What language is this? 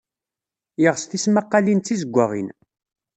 Kabyle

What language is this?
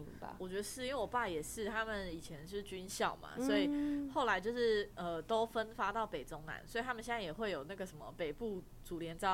Chinese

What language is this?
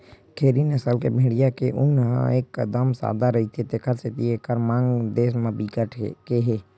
Chhattisgarhi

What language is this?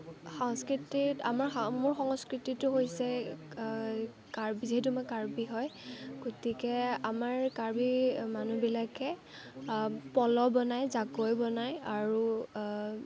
Assamese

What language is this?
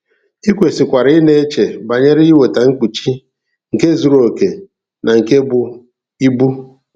Igbo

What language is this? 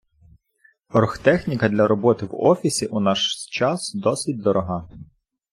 Ukrainian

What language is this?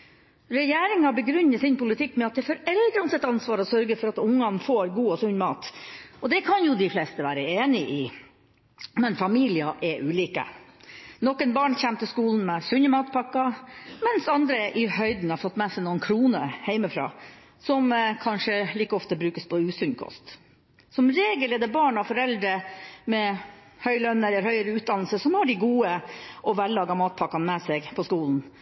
Norwegian Bokmål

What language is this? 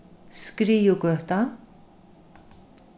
Faroese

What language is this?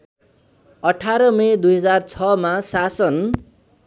Nepali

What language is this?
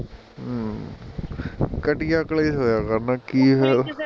Punjabi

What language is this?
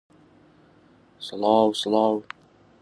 Central Kurdish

